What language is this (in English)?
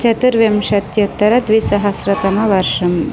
Sanskrit